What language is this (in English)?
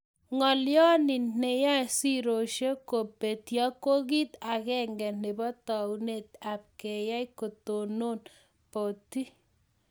Kalenjin